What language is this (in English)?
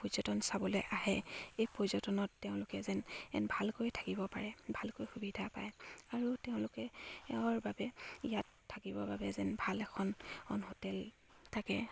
Assamese